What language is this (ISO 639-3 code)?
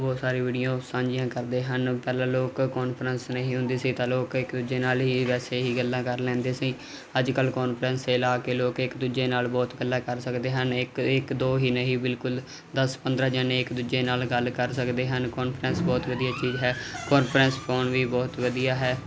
pan